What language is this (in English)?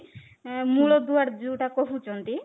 Odia